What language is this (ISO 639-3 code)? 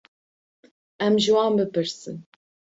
kur